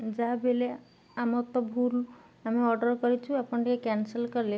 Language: Odia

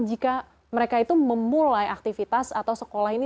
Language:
Indonesian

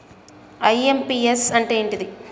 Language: Telugu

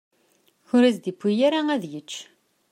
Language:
Kabyle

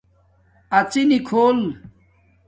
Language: Domaaki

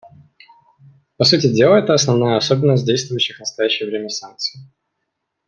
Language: Russian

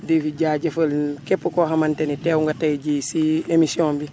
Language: Wolof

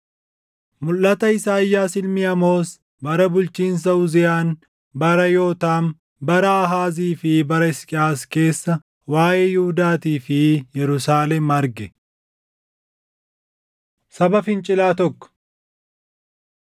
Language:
Oromo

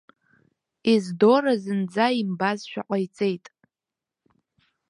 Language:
Abkhazian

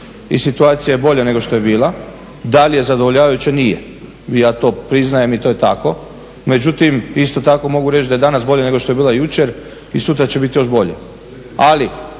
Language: Croatian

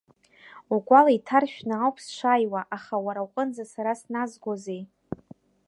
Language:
Abkhazian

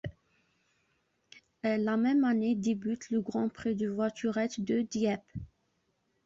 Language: French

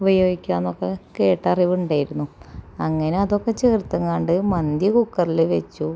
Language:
Malayalam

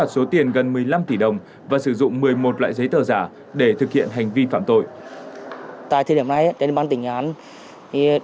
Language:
Vietnamese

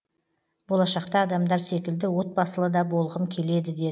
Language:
Kazakh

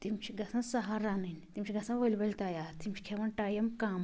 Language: Kashmiri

